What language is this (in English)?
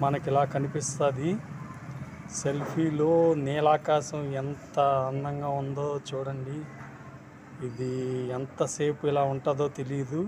Hindi